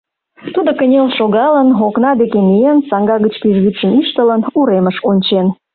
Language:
Mari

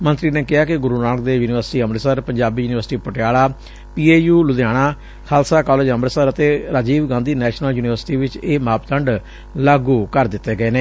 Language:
Punjabi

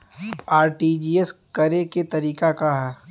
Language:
Bhojpuri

